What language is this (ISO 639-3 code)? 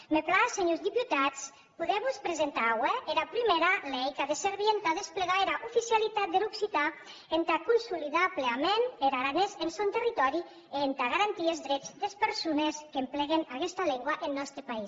cat